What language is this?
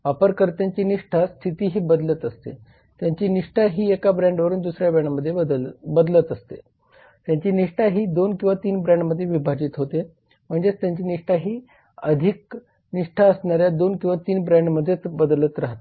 Marathi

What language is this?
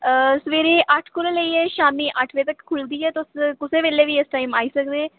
Dogri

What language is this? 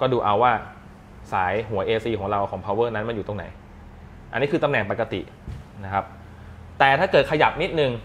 Thai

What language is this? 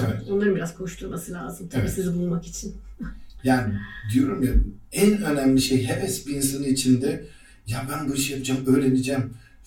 Turkish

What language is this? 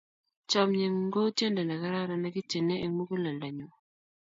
Kalenjin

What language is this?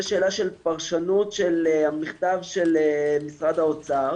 Hebrew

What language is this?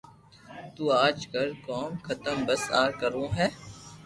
Loarki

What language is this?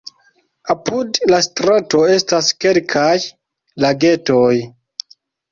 Esperanto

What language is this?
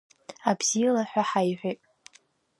Abkhazian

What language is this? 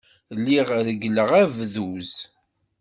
Kabyle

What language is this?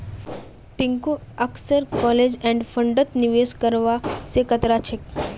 Magahi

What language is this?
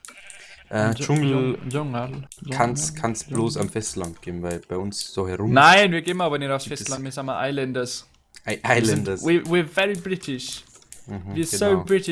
German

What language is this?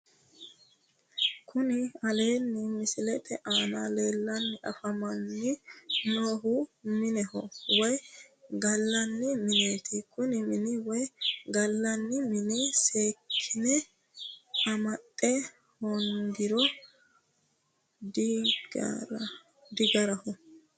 Sidamo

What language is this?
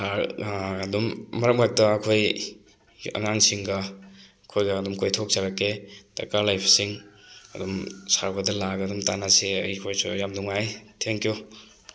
Manipuri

